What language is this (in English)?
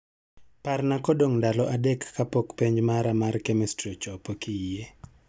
Luo (Kenya and Tanzania)